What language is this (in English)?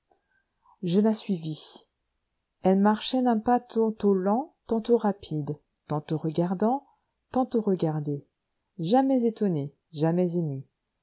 French